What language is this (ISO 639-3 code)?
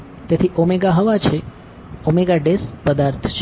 guj